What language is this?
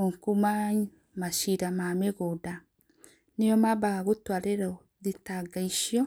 Kikuyu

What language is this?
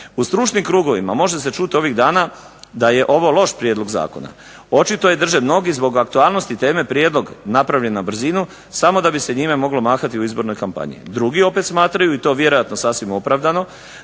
Croatian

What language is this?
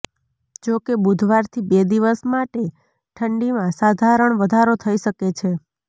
Gujarati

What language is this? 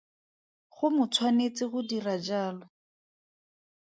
Tswana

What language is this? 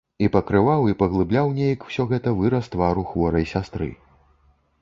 Belarusian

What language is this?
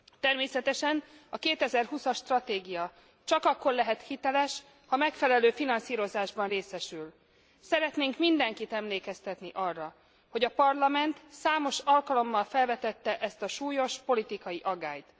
Hungarian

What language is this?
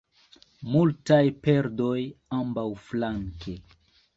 Esperanto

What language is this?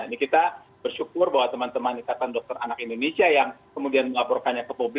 Indonesian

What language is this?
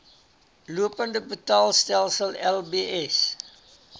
Afrikaans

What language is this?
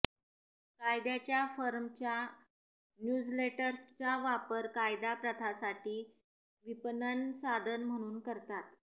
Marathi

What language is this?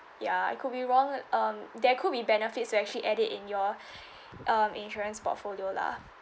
English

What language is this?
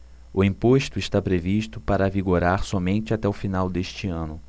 Portuguese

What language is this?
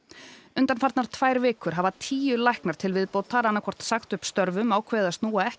Icelandic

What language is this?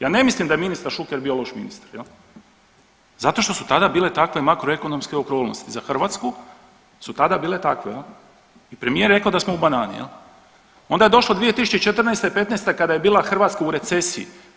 Croatian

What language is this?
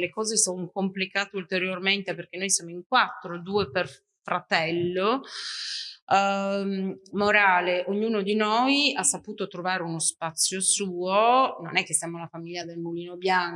Italian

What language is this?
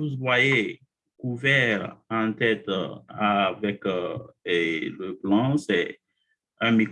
French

